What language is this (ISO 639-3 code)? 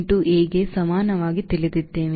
kan